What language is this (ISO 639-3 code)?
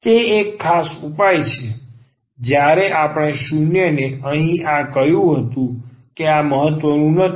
guj